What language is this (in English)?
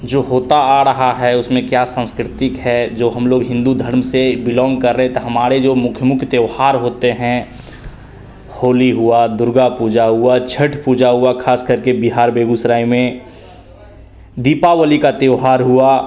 Hindi